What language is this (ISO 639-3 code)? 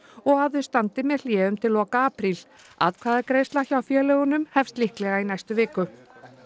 isl